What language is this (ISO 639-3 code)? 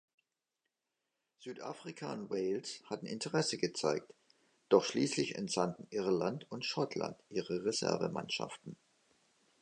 deu